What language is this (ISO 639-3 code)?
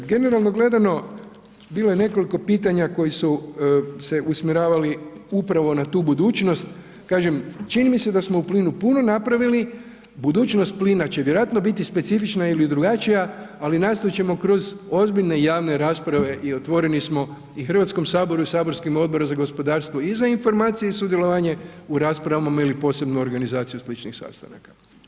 hrv